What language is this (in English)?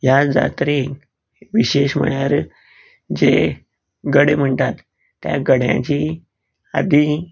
Konkani